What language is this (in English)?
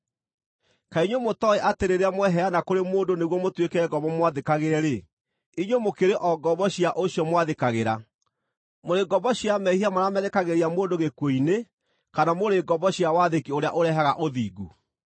Kikuyu